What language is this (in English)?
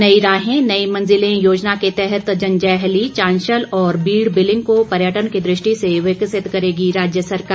Hindi